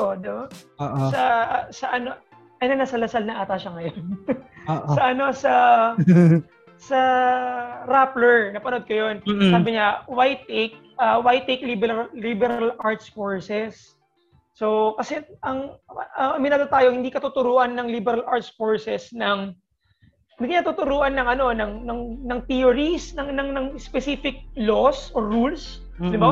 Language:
Filipino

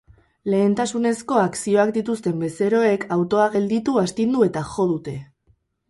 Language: Basque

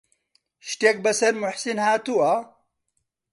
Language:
Central Kurdish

